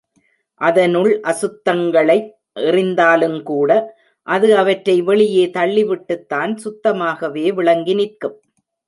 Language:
Tamil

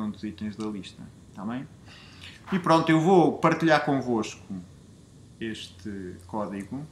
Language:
Portuguese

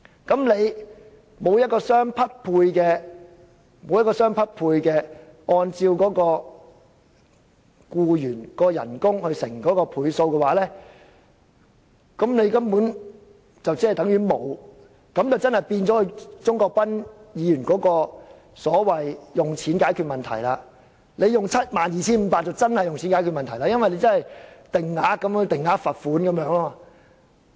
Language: Cantonese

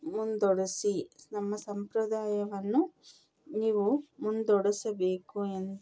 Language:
Kannada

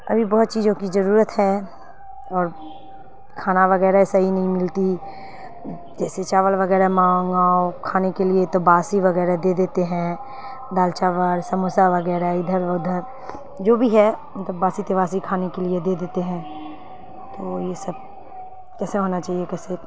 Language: Urdu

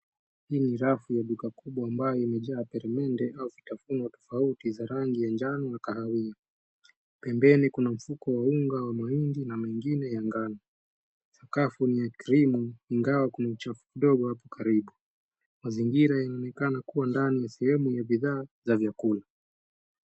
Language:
Swahili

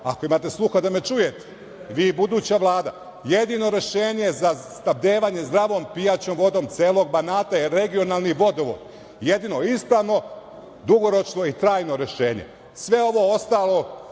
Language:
Serbian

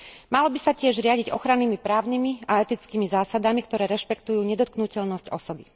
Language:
Slovak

